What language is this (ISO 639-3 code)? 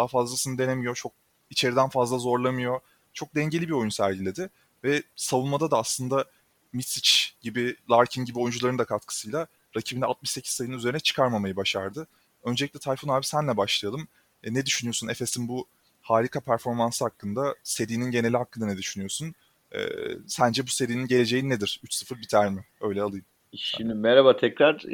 tur